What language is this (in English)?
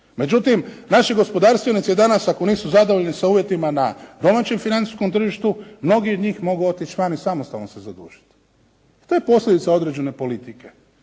Croatian